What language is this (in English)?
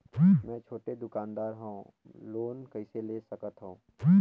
Chhattisgarhi